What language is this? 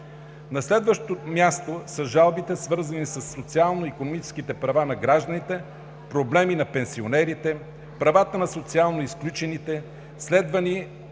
Bulgarian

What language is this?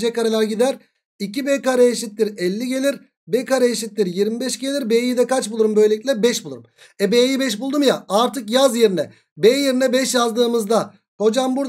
Turkish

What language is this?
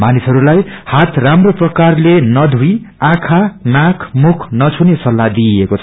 Nepali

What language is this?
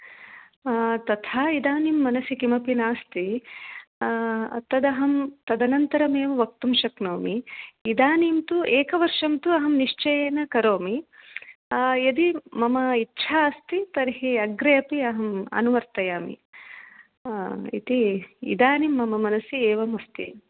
Sanskrit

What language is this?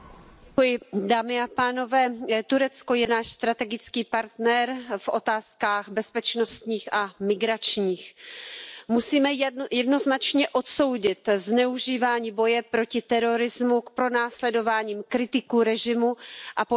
Czech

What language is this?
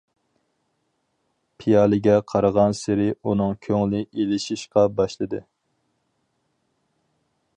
Uyghur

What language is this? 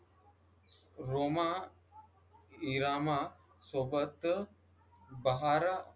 Marathi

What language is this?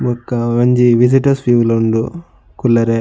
Tulu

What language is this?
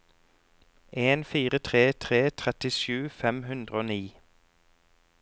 Norwegian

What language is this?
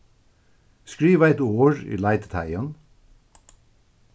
Faroese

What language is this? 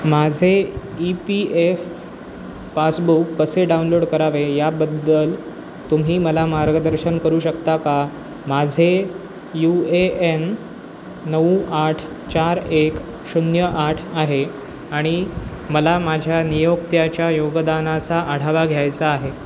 Marathi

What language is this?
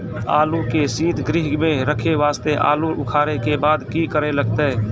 Maithili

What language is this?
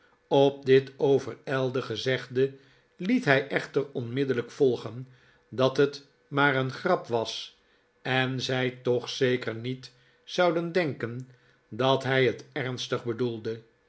Dutch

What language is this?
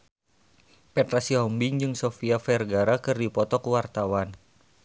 Sundanese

